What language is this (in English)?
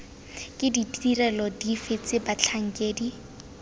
Tswana